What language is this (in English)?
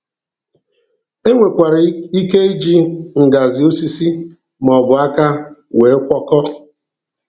Igbo